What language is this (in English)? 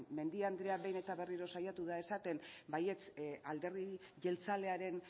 Basque